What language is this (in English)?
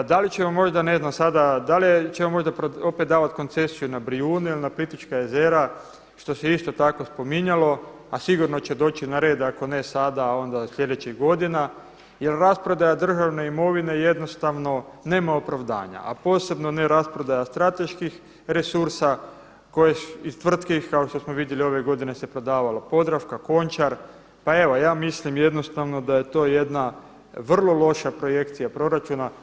Croatian